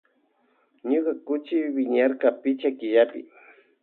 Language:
Loja Highland Quichua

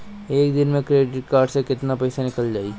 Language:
Bhojpuri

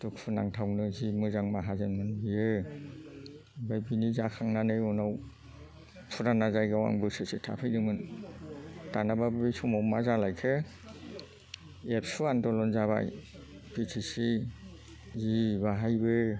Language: Bodo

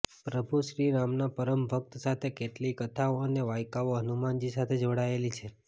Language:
Gujarati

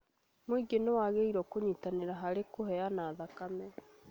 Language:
Kikuyu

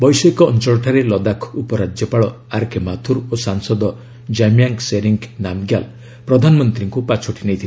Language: Odia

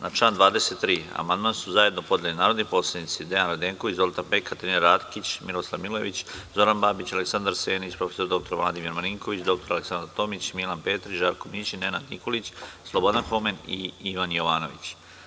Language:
Serbian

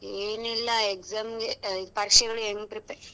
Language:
Kannada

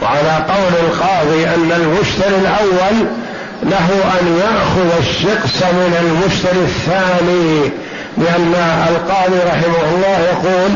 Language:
Arabic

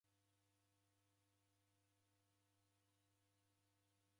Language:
Taita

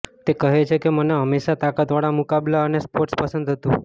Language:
Gujarati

